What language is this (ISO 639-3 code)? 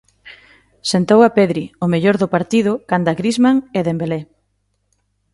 glg